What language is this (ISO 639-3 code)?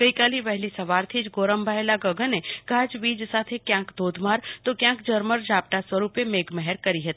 guj